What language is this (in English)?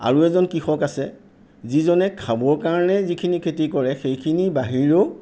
Assamese